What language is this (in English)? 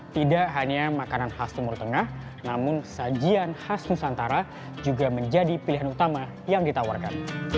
Indonesian